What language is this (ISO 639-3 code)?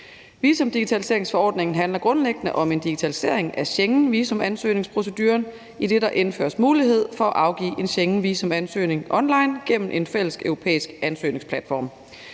dan